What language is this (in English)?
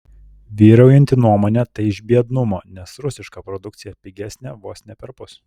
Lithuanian